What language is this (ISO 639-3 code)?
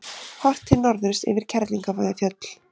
isl